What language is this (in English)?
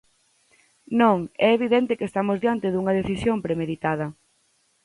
Galician